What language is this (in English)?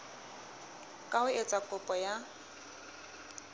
Southern Sotho